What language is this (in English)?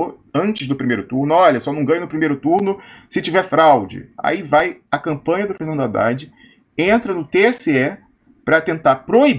Portuguese